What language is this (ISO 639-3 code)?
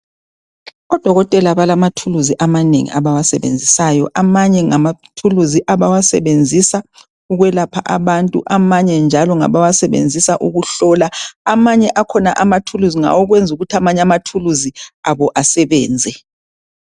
nde